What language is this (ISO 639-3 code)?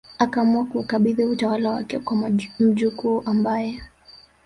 swa